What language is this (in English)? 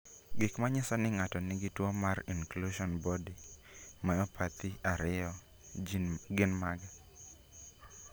Luo (Kenya and Tanzania)